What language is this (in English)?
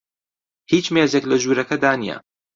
Central Kurdish